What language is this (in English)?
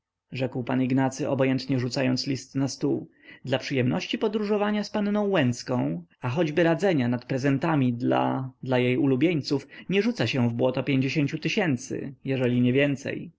Polish